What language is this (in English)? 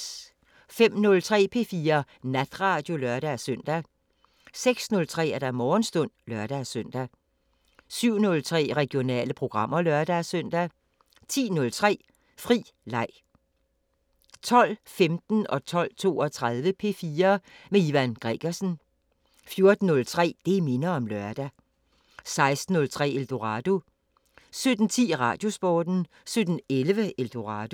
Danish